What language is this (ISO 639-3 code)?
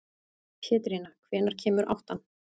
isl